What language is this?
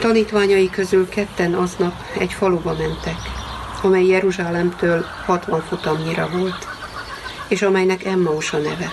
Hungarian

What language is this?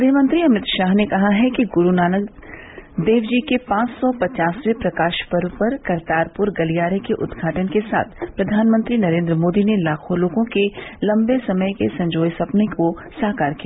Hindi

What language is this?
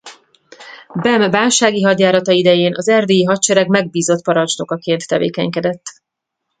Hungarian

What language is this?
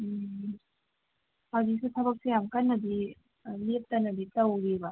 Manipuri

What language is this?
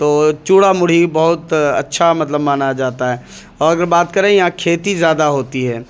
Urdu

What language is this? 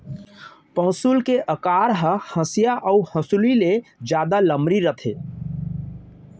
Chhattisgarhi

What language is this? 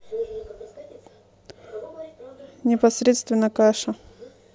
Russian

